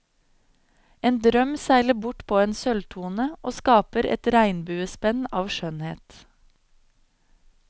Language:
Norwegian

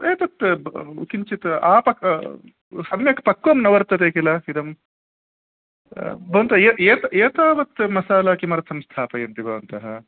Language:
Sanskrit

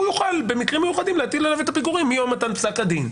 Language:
Hebrew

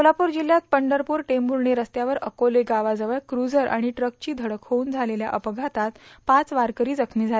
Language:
Marathi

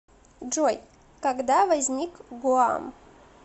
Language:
Russian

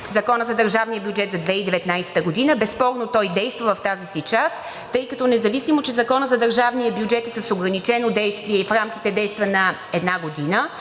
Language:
Bulgarian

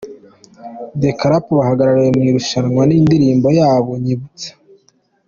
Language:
Kinyarwanda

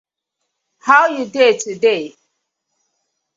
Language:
Nigerian Pidgin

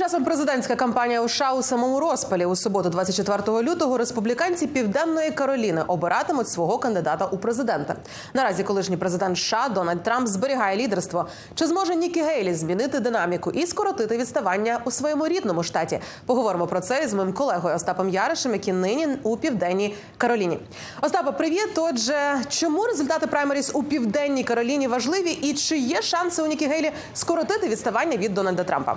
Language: Ukrainian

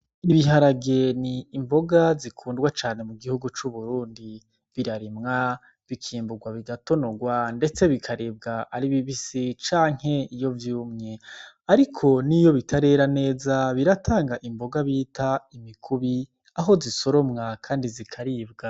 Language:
Rundi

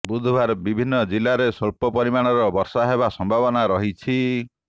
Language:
Odia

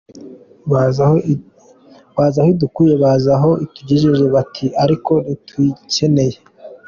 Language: Kinyarwanda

